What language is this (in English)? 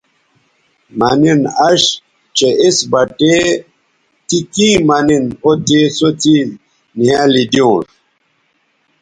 Bateri